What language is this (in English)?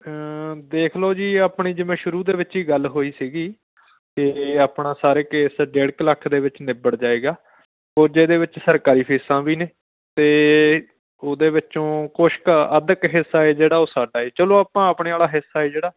Punjabi